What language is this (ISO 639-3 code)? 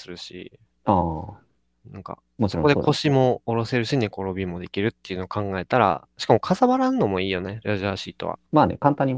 jpn